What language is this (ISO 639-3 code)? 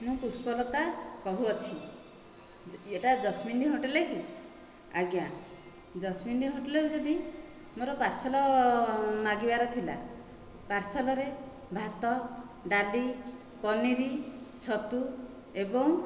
ori